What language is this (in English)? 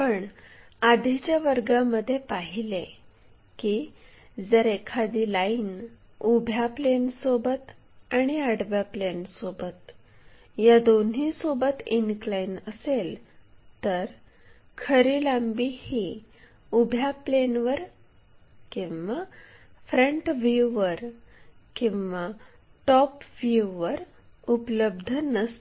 Marathi